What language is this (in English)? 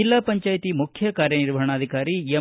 Kannada